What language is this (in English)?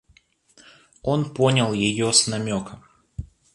Russian